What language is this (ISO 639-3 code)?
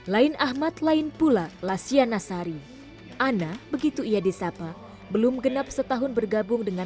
ind